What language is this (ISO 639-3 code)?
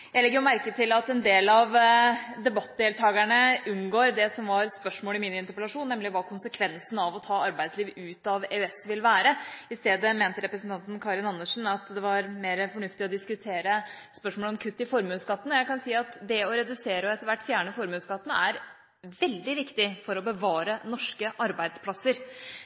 nob